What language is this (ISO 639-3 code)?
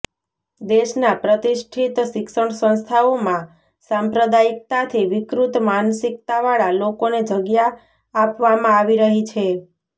guj